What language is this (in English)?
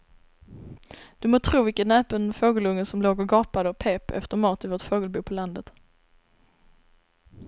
Swedish